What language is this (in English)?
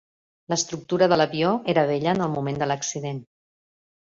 Catalan